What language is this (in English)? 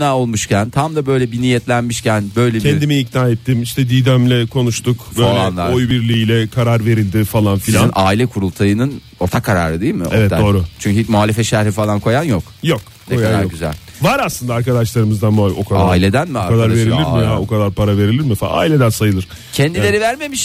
Turkish